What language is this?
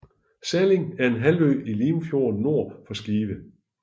Danish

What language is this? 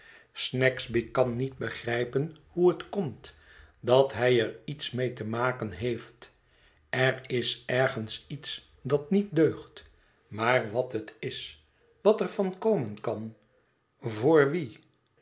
Dutch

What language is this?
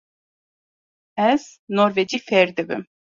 Kurdish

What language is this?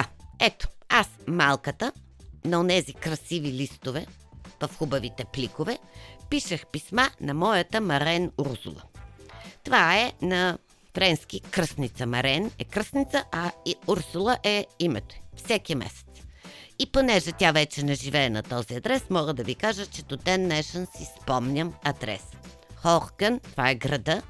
Bulgarian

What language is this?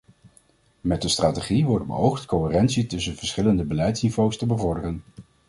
Dutch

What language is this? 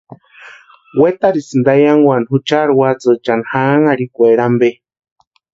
Western Highland Purepecha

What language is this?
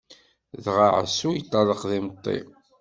Kabyle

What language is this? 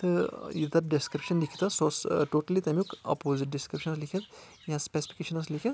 Kashmiri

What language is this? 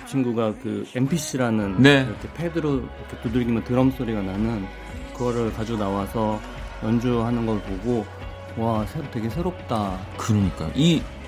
Korean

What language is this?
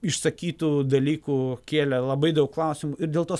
Lithuanian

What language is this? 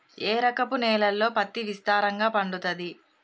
Telugu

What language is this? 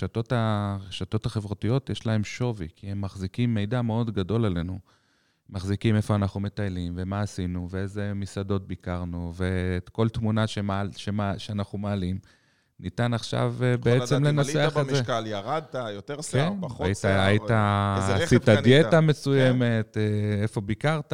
Hebrew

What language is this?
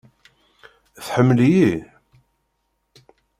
Kabyle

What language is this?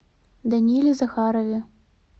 Russian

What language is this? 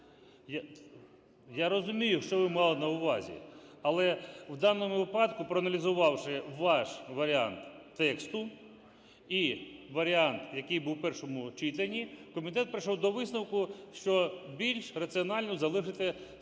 Ukrainian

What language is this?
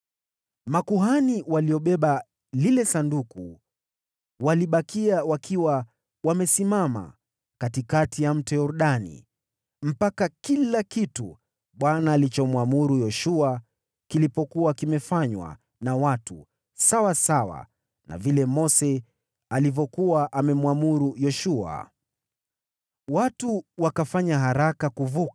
Swahili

